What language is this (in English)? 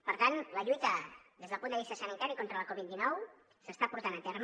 Catalan